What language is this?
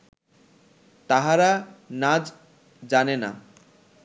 Bangla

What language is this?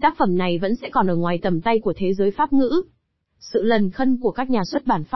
Vietnamese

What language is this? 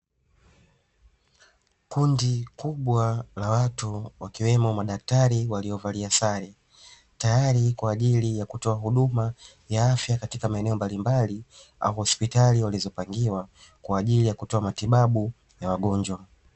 Swahili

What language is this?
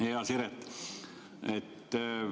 Estonian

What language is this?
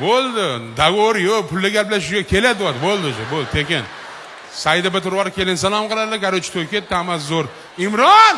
Uzbek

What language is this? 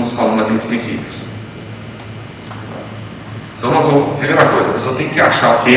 Portuguese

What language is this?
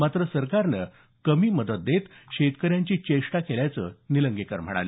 Marathi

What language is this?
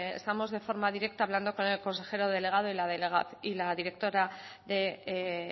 Spanish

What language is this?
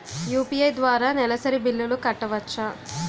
Telugu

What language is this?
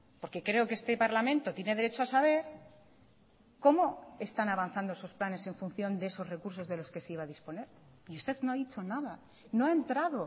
Spanish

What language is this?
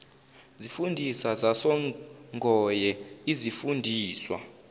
Zulu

